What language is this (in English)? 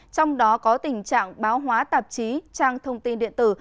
Vietnamese